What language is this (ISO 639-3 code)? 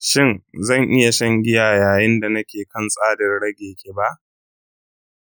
hau